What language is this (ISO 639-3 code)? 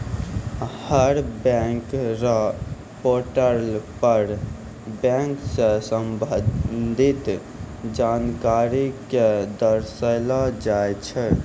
mai